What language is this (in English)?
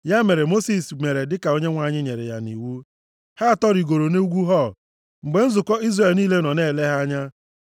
Igbo